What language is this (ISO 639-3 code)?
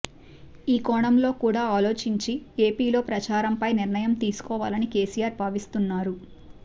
tel